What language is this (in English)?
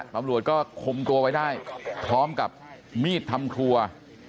Thai